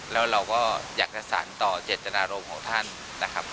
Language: Thai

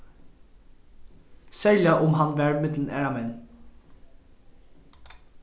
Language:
Faroese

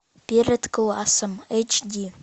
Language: Russian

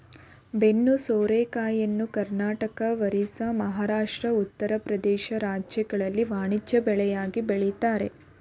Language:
Kannada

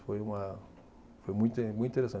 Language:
Portuguese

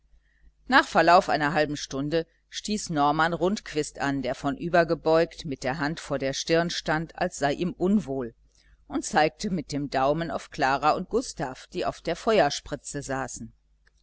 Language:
German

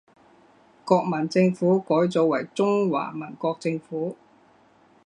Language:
Chinese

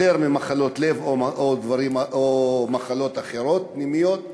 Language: Hebrew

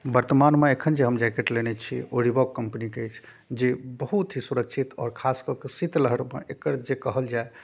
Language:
Maithili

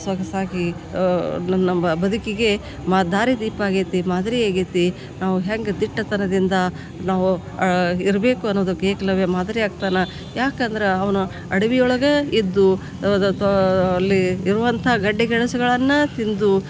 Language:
Kannada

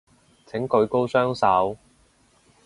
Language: Cantonese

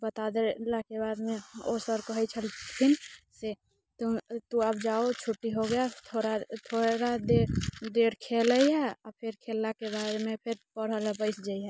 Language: Maithili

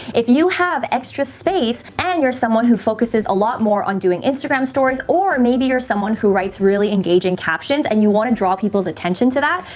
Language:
English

